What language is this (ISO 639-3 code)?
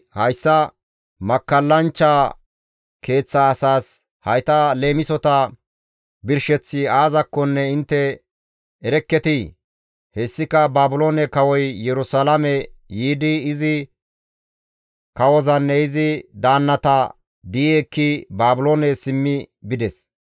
gmv